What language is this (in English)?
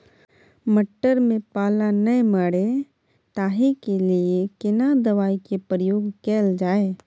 Maithili